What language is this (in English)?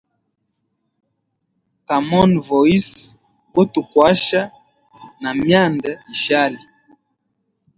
Hemba